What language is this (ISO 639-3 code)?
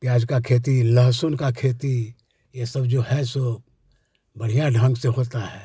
hin